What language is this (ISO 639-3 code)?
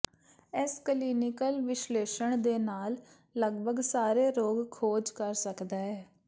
pan